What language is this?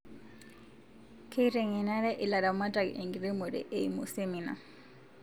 Masai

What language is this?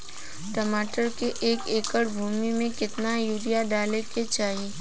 Bhojpuri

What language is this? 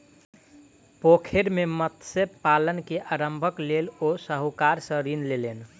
Maithili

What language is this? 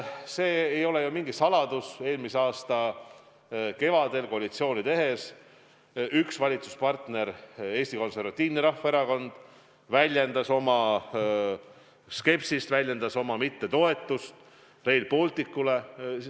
Estonian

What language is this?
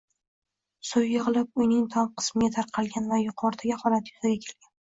Uzbek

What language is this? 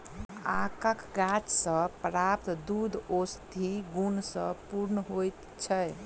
Maithili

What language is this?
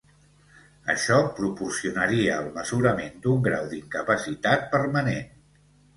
Catalan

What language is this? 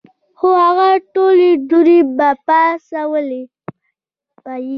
Pashto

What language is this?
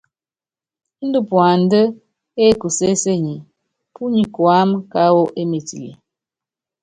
Yangben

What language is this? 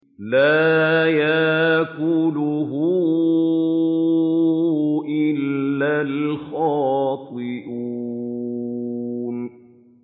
Arabic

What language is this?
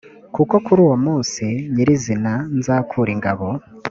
Kinyarwanda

